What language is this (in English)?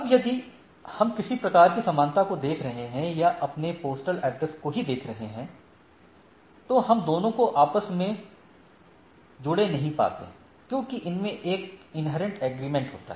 Hindi